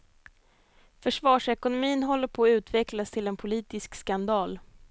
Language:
Swedish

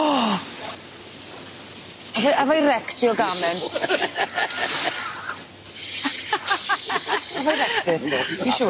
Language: Welsh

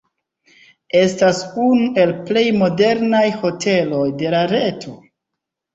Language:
Esperanto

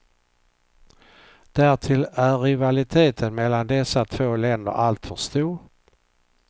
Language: Swedish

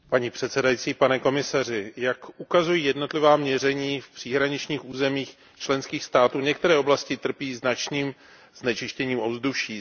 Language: Czech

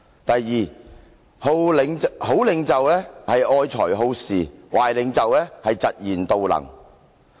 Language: Cantonese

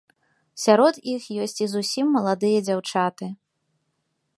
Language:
Belarusian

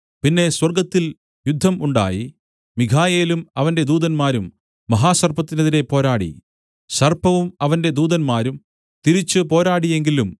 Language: Malayalam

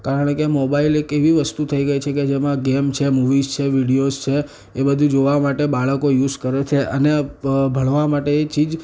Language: Gujarati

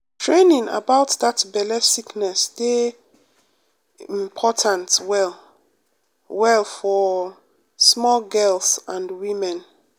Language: Nigerian Pidgin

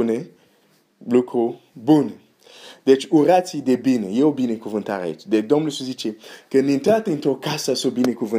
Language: Romanian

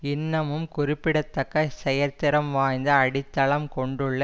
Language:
Tamil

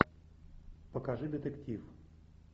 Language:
Russian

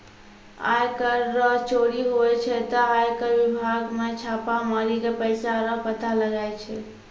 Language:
Maithili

